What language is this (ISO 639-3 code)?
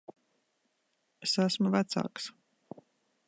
lav